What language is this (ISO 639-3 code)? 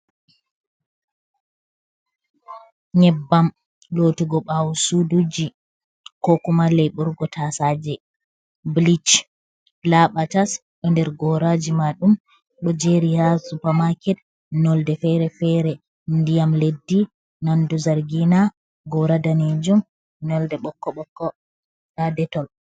ful